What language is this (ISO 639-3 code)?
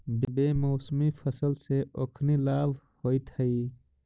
mag